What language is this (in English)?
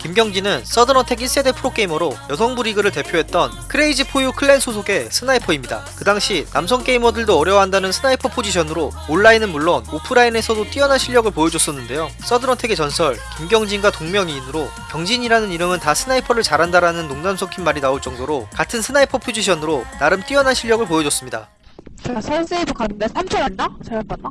Korean